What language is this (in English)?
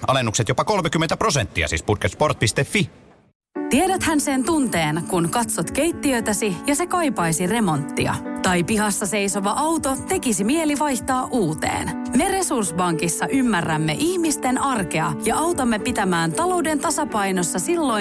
Finnish